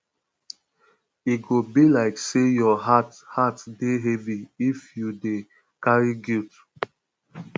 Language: Nigerian Pidgin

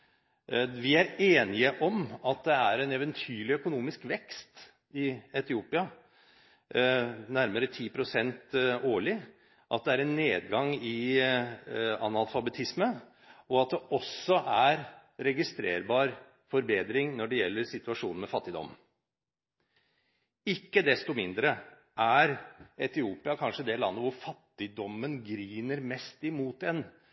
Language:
Norwegian Bokmål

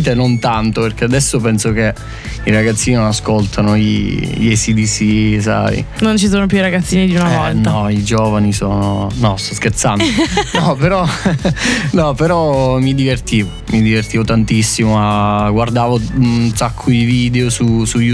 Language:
Italian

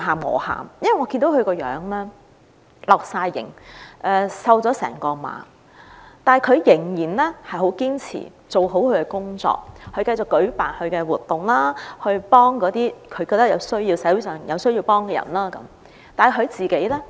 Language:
Cantonese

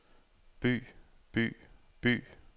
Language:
Danish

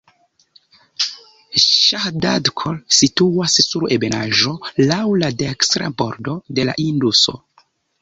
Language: Esperanto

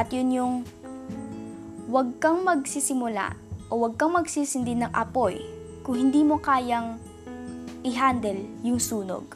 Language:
Filipino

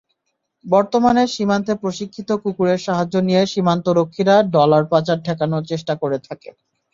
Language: Bangla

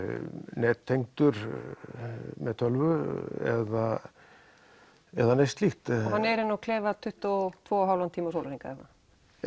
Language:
Icelandic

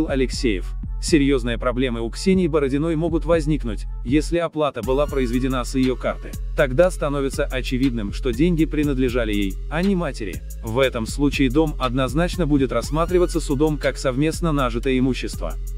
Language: Russian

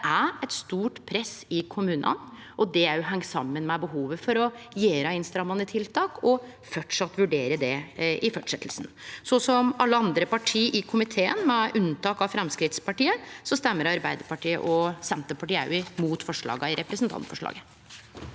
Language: Norwegian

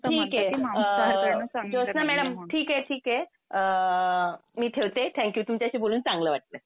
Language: Marathi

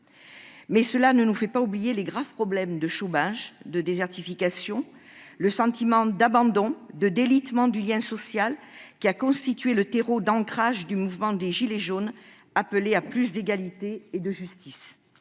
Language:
French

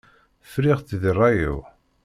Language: Kabyle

